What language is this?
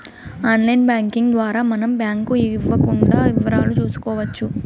Telugu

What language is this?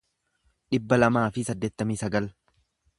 Oromo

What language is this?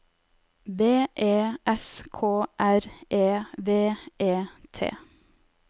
Norwegian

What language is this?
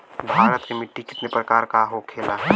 Bhojpuri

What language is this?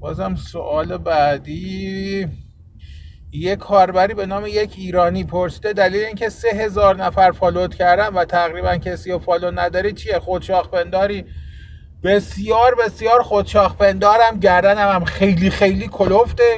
Persian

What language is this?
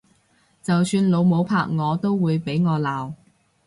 Cantonese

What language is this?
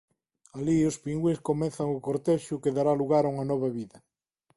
Galician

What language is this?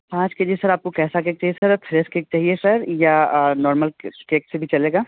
Hindi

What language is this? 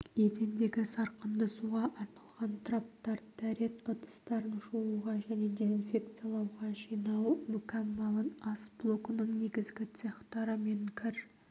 Kazakh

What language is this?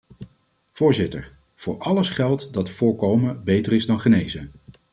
Dutch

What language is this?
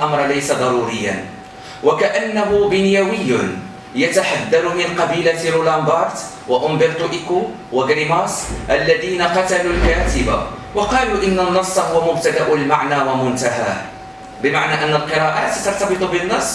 Arabic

